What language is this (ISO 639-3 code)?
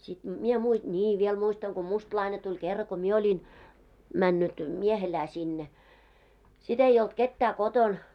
fin